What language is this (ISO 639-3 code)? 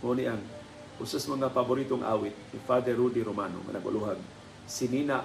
fil